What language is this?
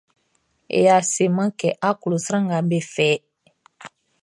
Baoulé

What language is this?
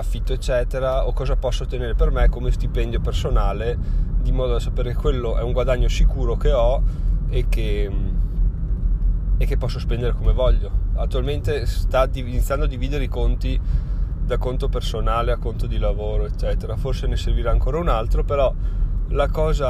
Italian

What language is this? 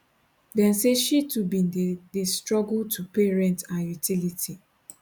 Nigerian Pidgin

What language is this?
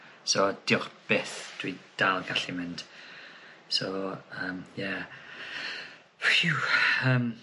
Welsh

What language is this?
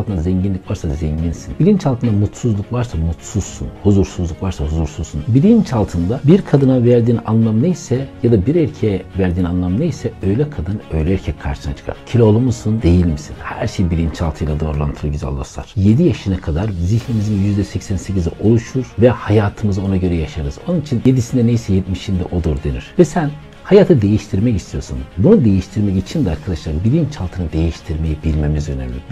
Turkish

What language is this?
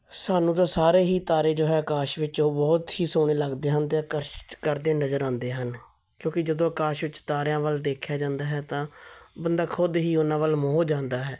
Punjabi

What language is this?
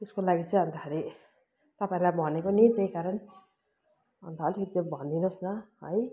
Nepali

